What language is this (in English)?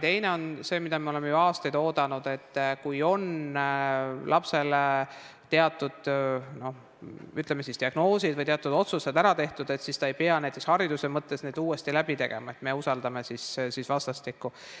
Estonian